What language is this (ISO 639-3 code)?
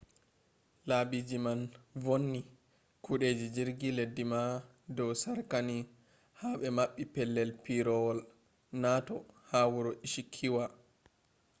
ful